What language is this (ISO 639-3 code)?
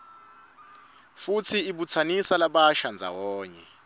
ssw